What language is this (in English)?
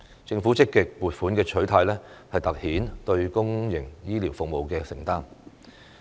Cantonese